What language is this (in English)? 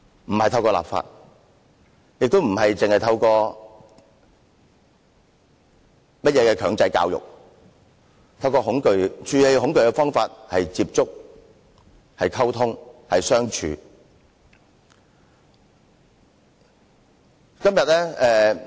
Cantonese